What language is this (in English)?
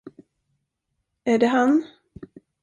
Swedish